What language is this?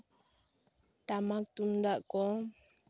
Santali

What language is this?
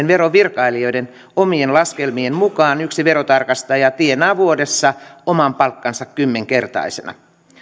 Finnish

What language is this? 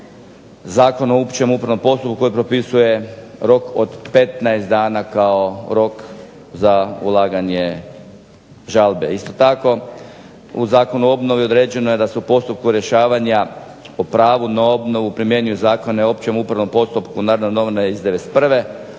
Croatian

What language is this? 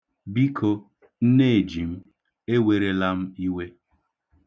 Igbo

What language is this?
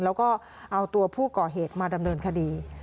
Thai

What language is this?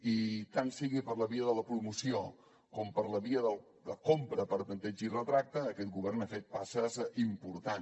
Catalan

